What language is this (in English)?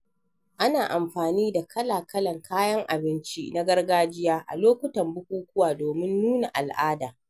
Hausa